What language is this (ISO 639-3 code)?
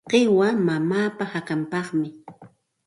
qxt